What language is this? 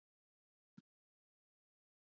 Icelandic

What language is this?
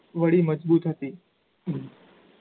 Gujarati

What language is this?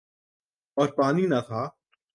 Urdu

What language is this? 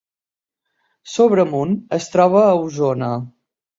Catalan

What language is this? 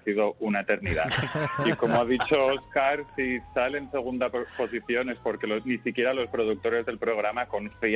Spanish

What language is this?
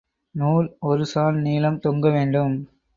Tamil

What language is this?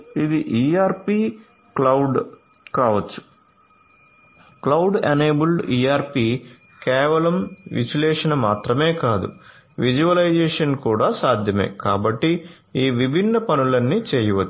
Telugu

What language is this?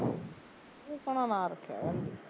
Punjabi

